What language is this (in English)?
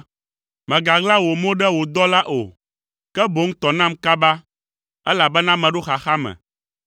Ewe